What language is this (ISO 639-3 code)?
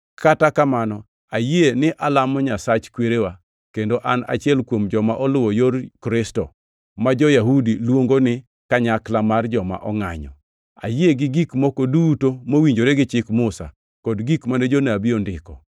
luo